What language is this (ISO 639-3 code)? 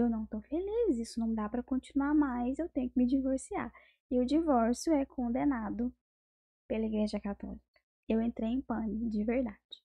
por